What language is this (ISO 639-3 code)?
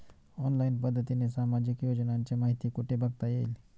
mar